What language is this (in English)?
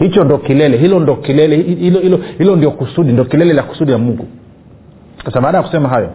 Swahili